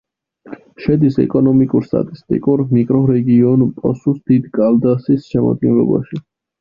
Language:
Georgian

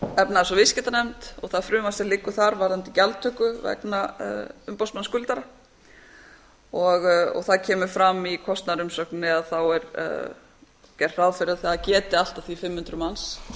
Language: Icelandic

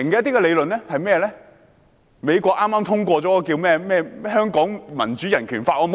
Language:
Cantonese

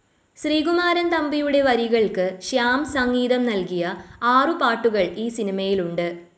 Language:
Malayalam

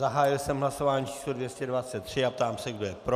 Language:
Czech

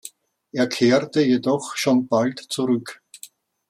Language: German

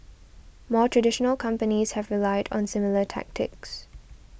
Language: English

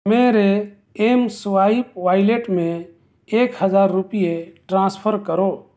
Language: Urdu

